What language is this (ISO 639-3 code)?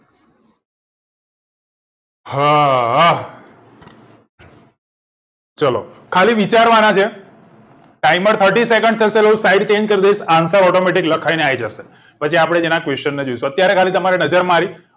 guj